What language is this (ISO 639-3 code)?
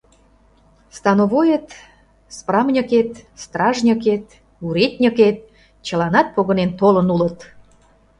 chm